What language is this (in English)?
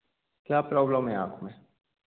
Hindi